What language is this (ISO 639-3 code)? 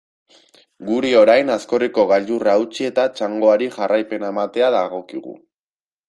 eus